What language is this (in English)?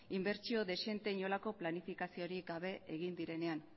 Basque